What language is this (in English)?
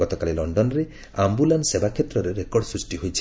Odia